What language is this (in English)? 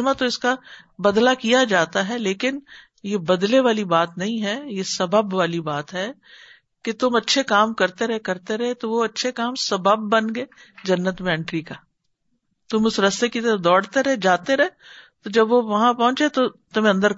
Urdu